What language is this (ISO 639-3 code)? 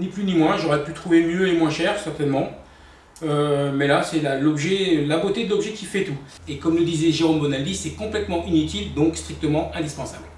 fra